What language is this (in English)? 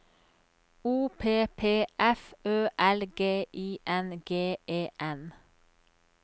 Norwegian